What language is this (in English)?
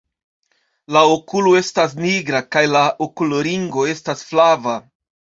Esperanto